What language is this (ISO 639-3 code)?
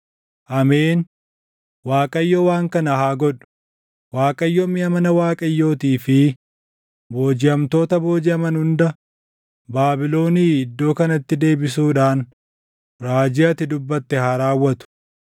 orm